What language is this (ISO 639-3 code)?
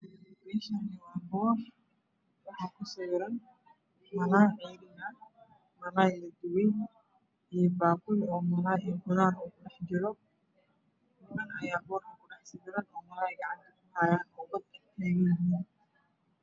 som